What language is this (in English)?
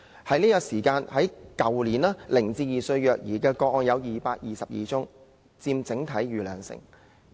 Cantonese